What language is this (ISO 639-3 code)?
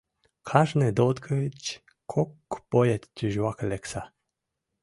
chm